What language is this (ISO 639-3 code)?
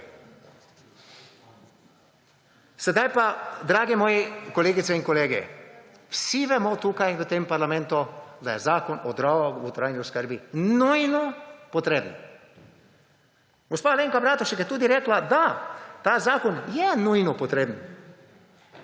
slv